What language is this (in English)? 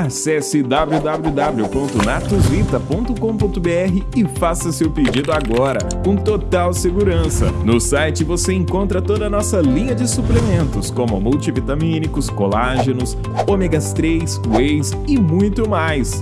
Portuguese